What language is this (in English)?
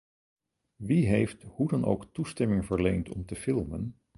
Dutch